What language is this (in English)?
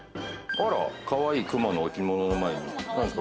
Japanese